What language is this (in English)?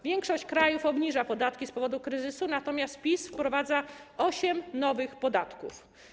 Polish